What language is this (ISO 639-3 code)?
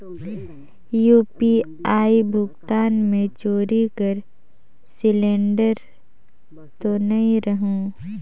hne